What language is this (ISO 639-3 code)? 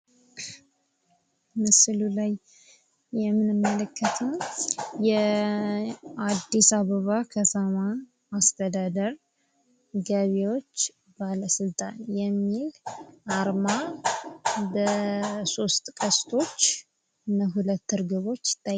amh